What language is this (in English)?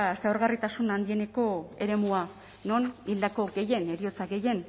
Basque